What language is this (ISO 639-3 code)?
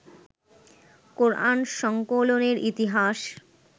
ben